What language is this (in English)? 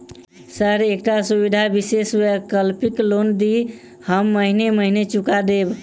Maithili